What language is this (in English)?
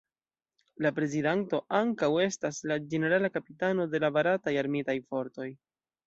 Esperanto